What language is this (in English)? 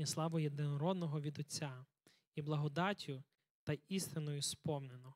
Ukrainian